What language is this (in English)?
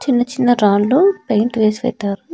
Telugu